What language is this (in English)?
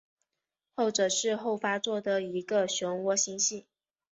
Chinese